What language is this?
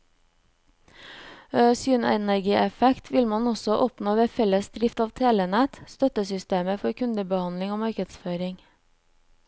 Norwegian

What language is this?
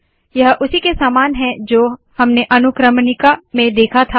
Hindi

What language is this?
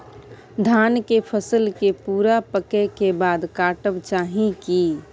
Maithili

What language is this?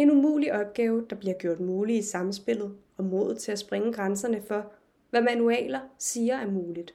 Danish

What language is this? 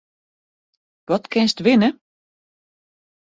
Western Frisian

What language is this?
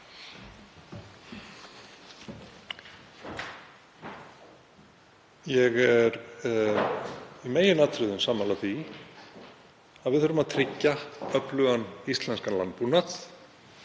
Icelandic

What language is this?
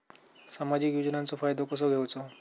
Marathi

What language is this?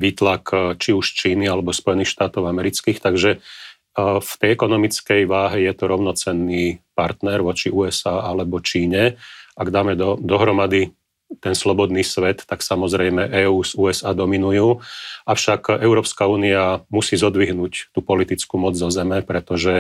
Slovak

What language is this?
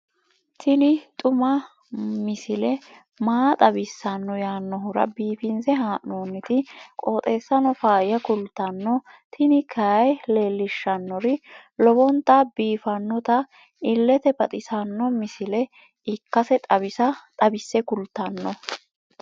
Sidamo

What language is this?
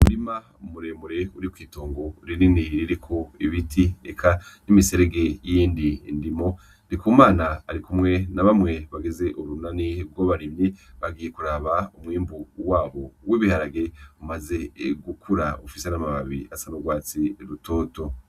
Rundi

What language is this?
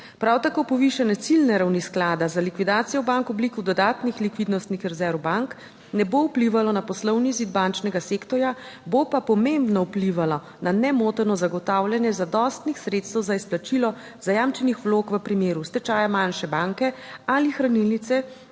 Slovenian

